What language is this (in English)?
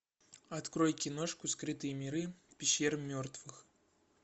Russian